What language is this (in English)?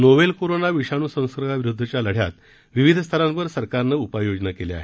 Marathi